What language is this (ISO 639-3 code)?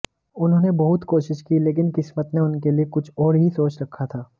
hin